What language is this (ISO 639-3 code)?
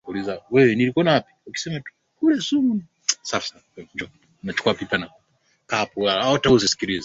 swa